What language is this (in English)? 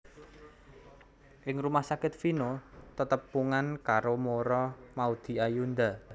Javanese